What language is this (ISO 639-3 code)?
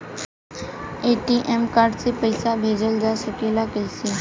bho